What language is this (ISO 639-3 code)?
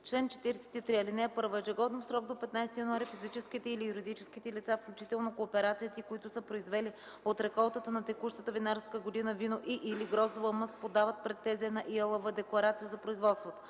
bul